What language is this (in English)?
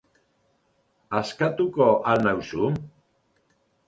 Basque